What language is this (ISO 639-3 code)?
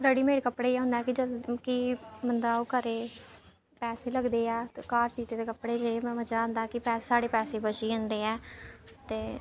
doi